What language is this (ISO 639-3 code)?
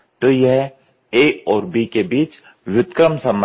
hin